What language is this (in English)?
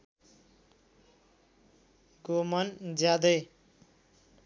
Nepali